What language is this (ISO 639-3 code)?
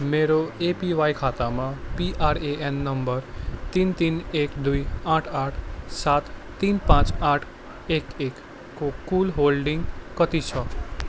nep